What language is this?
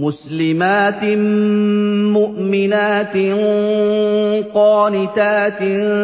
Arabic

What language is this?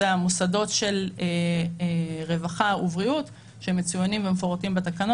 Hebrew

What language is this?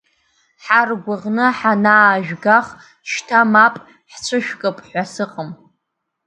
Abkhazian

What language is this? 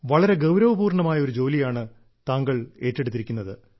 Malayalam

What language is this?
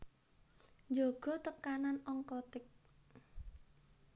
Javanese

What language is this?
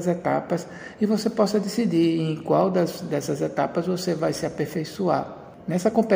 Portuguese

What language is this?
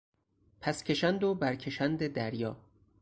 Persian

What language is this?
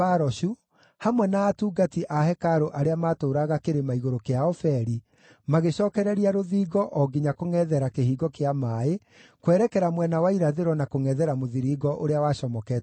Kikuyu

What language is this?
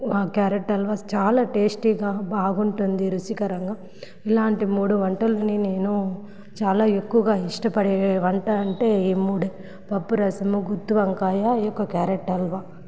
Telugu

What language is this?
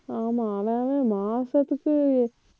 Tamil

